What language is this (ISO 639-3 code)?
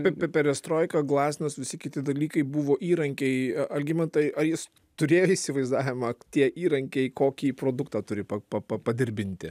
lit